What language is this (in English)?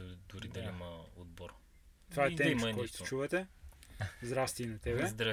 Bulgarian